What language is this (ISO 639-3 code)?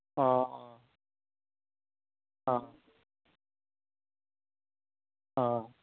asm